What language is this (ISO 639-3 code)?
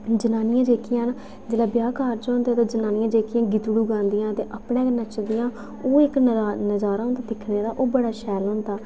doi